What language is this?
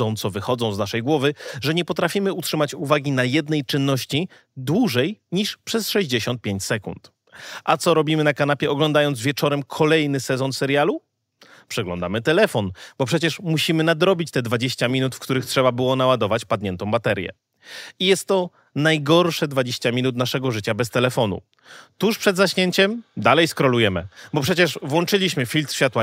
Polish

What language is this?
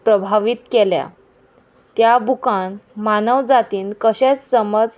Konkani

